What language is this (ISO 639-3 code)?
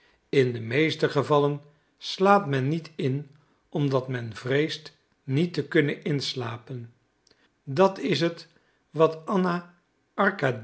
nld